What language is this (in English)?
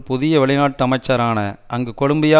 Tamil